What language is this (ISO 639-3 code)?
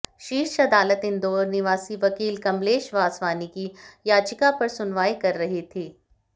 hin